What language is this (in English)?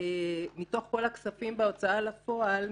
Hebrew